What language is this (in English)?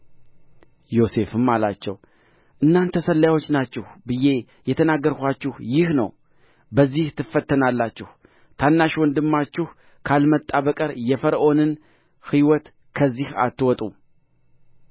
Amharic